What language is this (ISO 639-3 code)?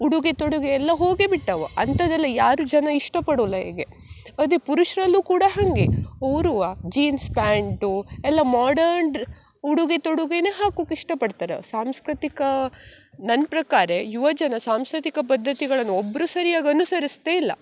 kan